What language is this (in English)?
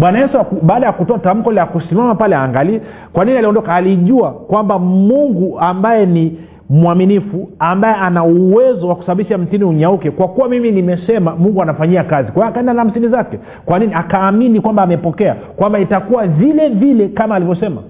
Swahili